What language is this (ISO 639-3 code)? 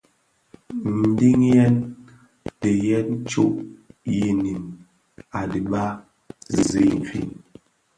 ksf